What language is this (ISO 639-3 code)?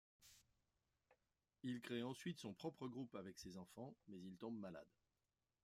fra